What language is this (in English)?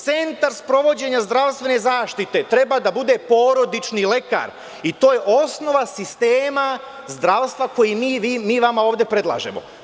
Serbian